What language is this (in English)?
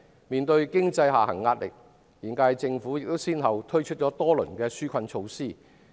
Cantonese